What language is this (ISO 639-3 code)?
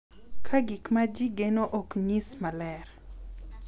luo